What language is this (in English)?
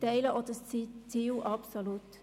Swiss German